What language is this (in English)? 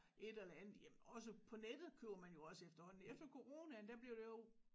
Danish